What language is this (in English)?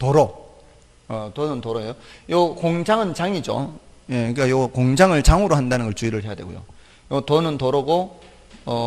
Korean